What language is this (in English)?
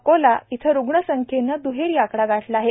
Marathi